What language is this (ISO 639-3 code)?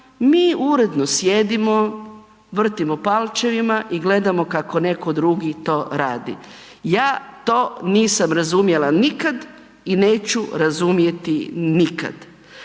hrv